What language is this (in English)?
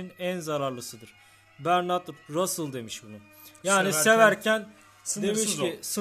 Turkish